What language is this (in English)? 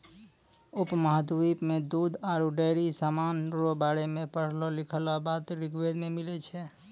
Maithili